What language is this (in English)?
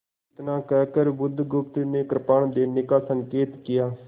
Hindi